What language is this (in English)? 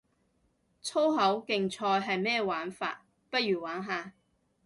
Cantonese